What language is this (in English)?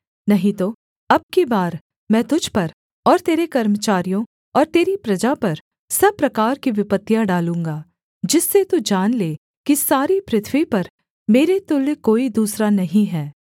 Hindi